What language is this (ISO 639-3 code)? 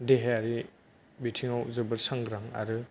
brx